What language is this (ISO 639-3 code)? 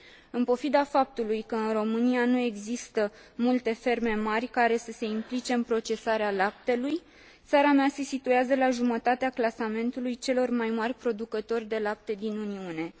ron